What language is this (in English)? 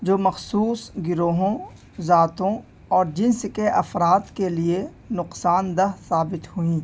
Urdu